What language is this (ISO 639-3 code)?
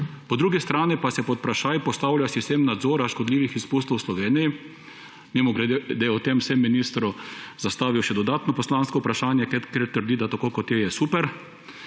slv